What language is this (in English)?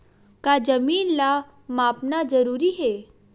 Chhattisgarhi